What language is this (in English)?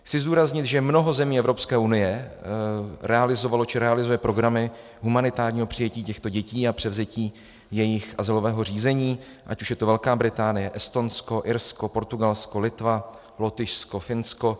Czech